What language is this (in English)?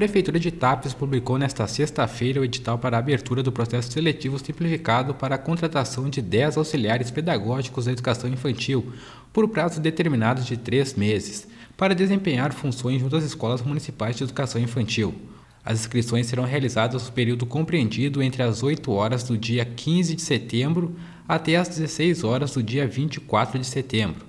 Portuguese